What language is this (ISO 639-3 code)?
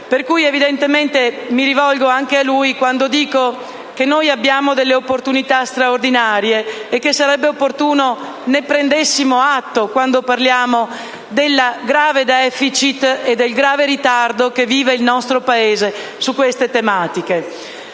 ita